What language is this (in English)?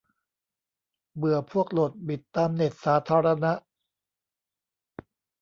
Thai